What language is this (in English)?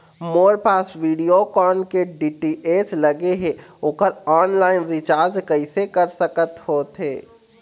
Chhattisgarhi